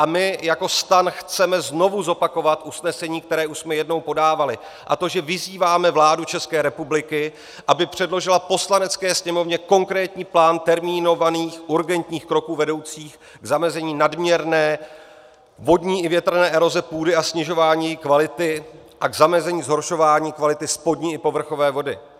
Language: Czech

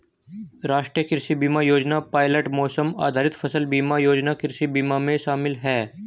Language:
Hindi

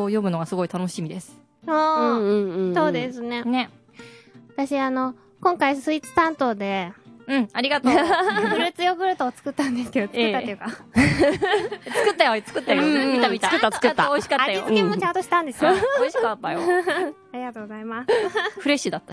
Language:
Japanese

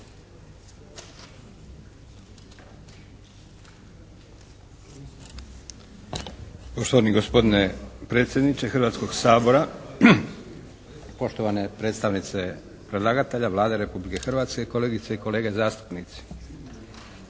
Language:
Croatian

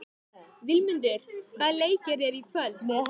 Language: Icelandic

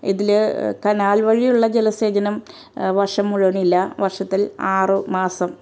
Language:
Malayalam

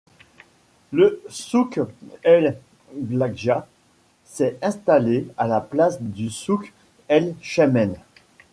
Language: French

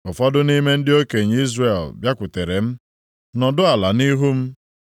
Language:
Igbo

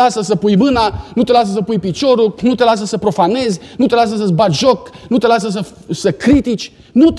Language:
Romanian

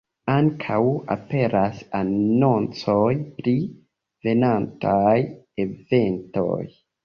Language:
Esperanto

